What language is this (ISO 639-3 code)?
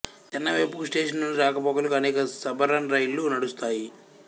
tel